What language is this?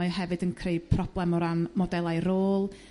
Welsh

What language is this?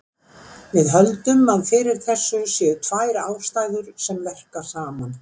Icelandic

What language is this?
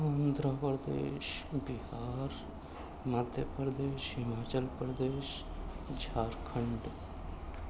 Urdu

